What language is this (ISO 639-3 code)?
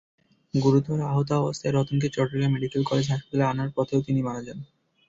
ben